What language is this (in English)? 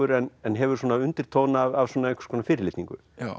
Icelandic